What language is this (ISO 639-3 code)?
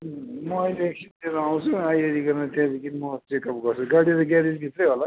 nep